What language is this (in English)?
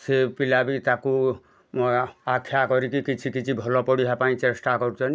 Odia